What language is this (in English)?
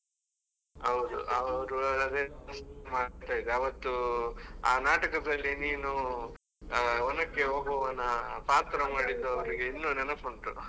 Kannada